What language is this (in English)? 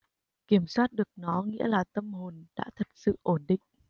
Vietnamese